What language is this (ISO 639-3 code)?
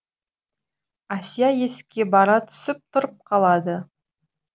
kaz